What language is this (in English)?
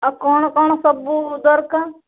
Odia